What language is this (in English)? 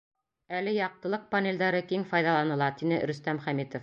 Bashkir